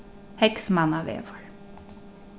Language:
Faroese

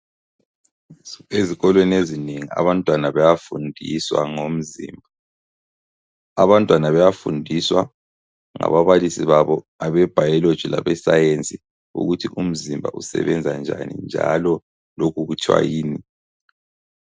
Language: North Ndebele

